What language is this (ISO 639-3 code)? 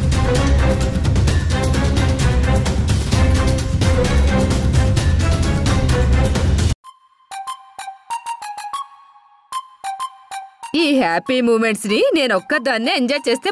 tel